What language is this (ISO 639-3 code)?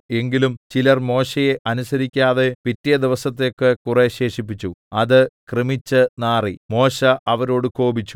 mal